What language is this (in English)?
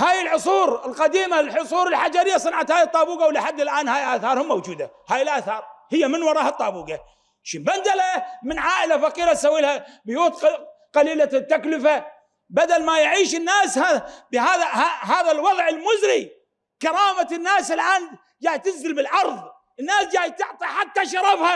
Arabic